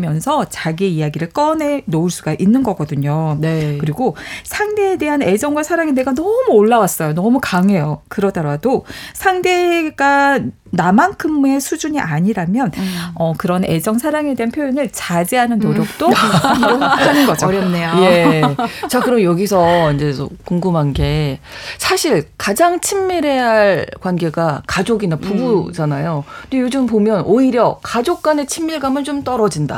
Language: Korean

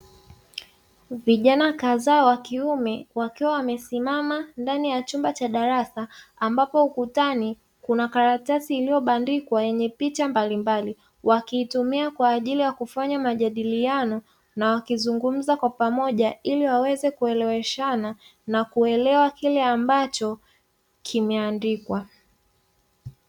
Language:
Swahili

